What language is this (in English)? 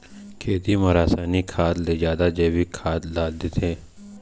Chhattisgarhi